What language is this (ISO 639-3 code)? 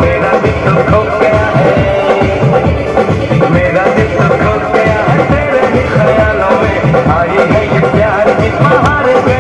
ara